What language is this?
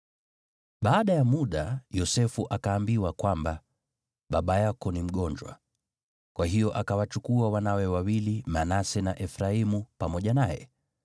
Swahili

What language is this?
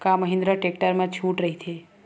Chhattisgarhi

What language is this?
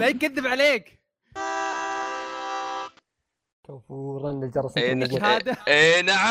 Arabic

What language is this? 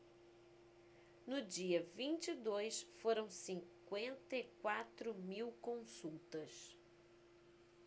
Portuguese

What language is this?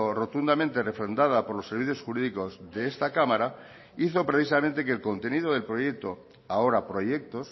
Spanish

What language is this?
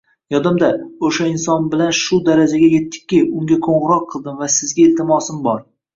Uzbek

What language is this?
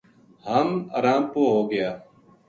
Gujari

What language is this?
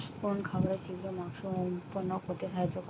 Bangla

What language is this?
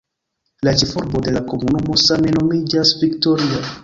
Esperanto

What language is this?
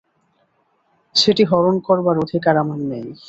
Bangla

